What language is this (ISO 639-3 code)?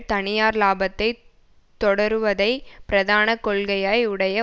tam